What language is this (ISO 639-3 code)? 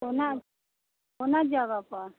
mai